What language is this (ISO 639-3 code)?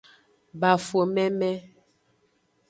ajg